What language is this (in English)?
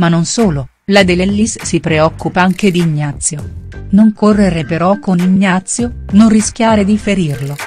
Italian